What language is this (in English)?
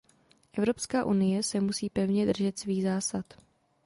Czech